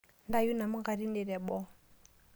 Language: Masai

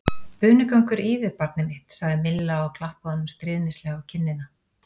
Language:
Icelandic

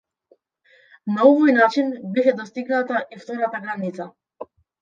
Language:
Macedonian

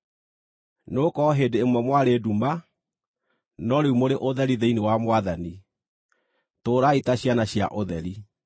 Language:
Kikuyu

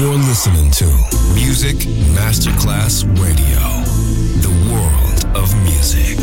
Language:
Italian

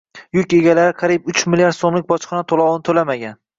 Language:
Uzbek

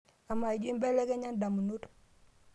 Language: Masai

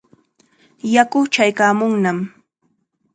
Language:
Chiquián Ancash Quechua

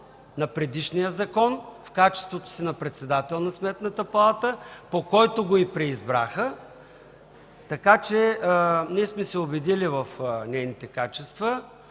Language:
Bulgarian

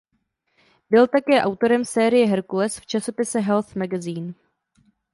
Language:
Czech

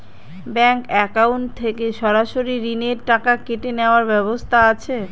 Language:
Bangla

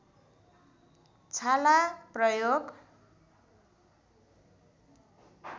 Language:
Nepali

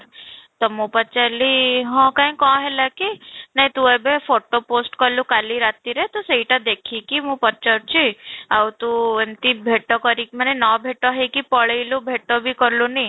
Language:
Odia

